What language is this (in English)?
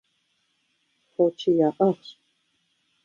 Kabardian